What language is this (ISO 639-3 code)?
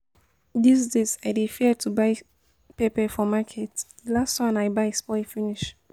pcm